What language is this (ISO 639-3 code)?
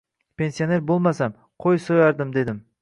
uzb